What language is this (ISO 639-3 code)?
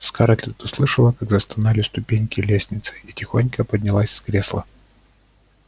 rus